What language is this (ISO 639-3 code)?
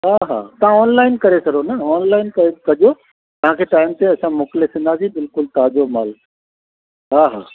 snd